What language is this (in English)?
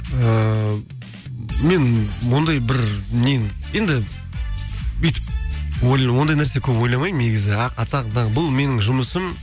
Kazakh